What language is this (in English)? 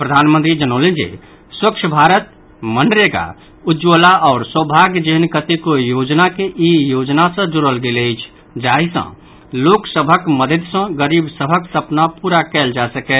Maithili